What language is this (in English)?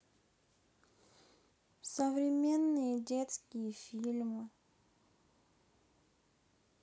Russian